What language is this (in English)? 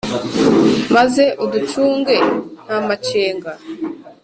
Kinyarwanda